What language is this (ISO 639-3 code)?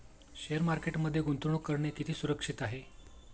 mar